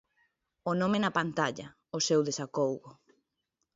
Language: Galician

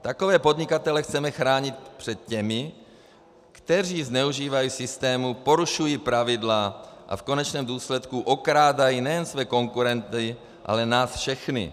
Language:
Czech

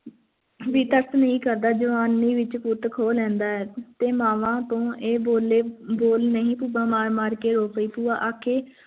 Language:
Punjabi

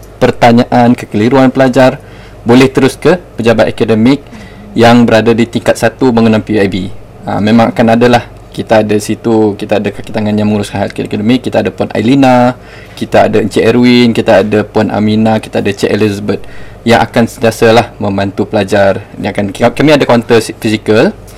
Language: Malay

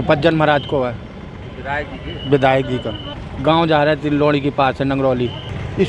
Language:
Hindi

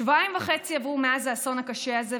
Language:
Hebrew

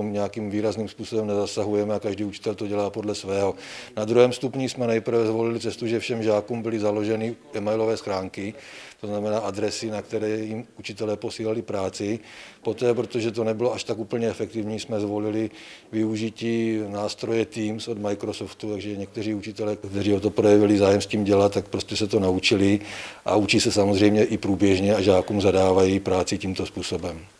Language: Czech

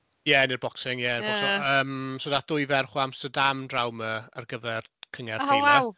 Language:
Welsh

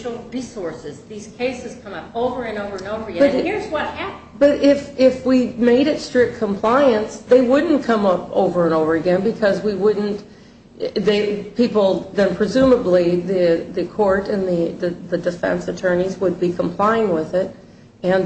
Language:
English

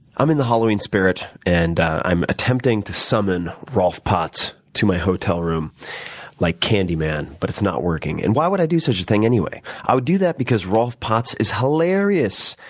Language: English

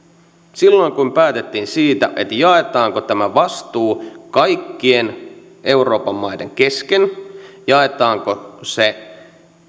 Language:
Finnish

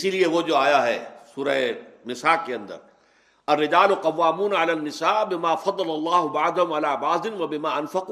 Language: Urdu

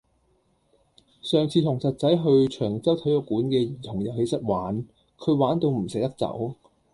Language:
Cantonese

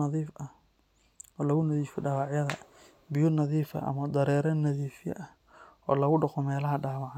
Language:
Somali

